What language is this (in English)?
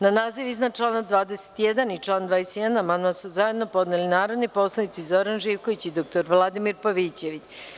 Serbian